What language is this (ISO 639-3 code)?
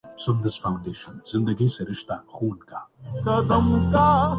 urd